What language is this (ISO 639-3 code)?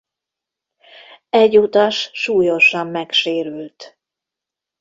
hun